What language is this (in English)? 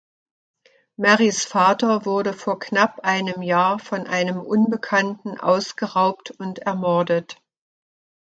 German